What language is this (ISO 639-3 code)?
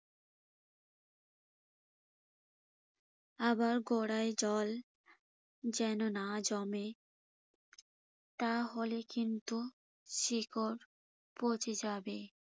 ben